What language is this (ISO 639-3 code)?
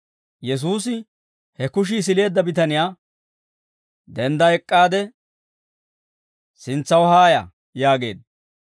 dwr